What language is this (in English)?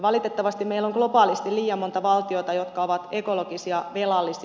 Finnish